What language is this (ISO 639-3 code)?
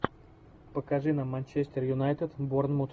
rus